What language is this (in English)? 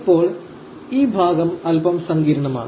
Malayalam